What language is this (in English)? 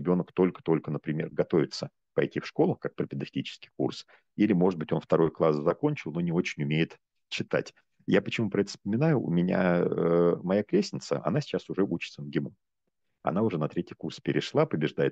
Russian